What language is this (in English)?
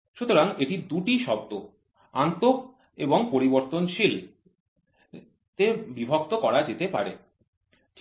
Bangla